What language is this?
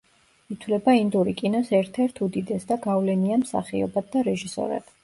Georgian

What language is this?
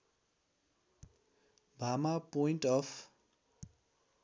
Nepali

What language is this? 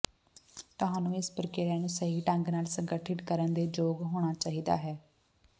Punjabi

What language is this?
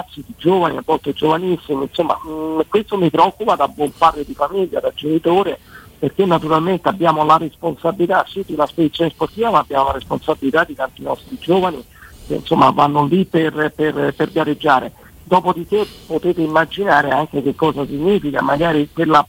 Italian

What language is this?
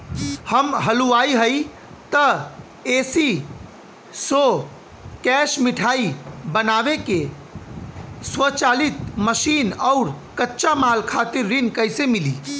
Bhojpuri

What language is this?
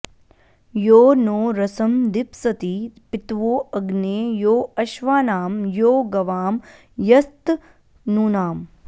Sanskrit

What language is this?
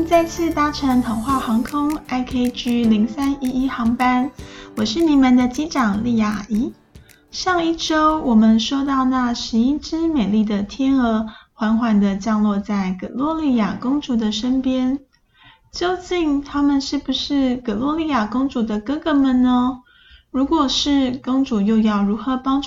Chinese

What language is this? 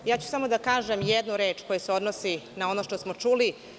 Serbian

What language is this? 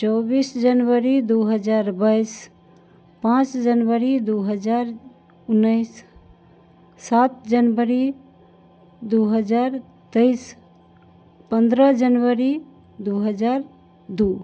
Maithili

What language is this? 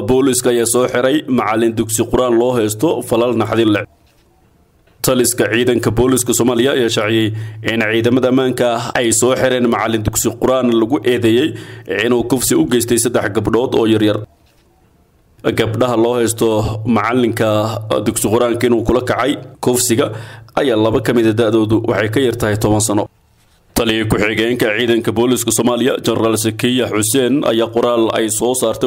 Arabic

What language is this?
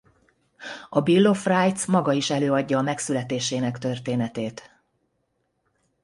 Hungarian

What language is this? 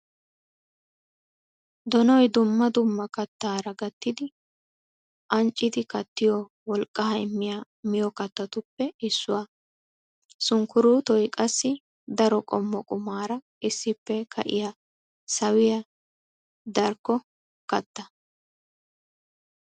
Wolaytta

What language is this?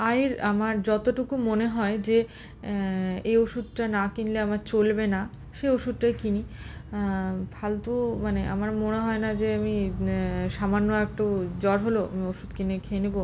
Bangla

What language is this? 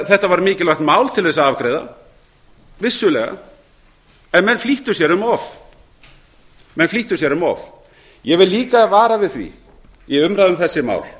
Icelandic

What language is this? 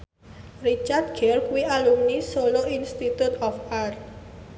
Javanese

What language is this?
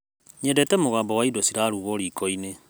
Kikuyu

